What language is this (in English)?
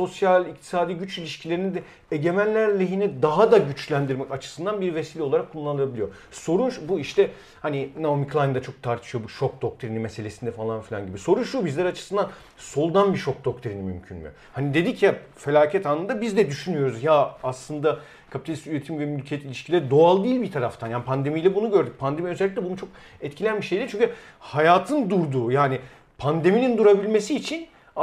Turkish